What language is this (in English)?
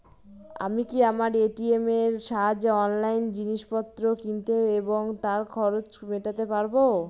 Bangla